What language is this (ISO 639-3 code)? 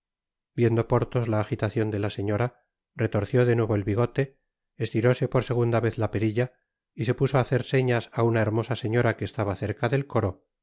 spa